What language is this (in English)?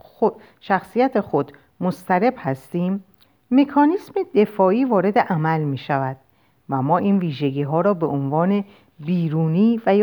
Persian